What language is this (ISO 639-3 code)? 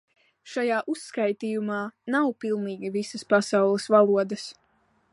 lav